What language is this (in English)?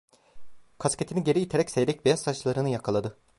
Turkish